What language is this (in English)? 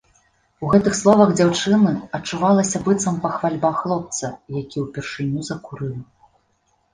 Belarusian